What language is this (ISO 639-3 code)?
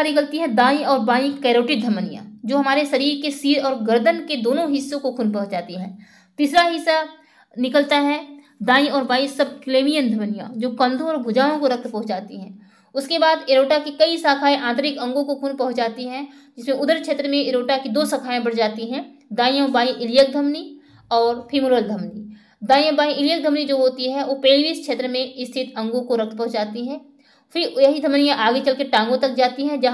hin